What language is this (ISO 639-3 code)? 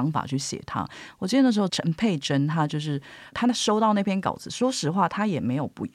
zho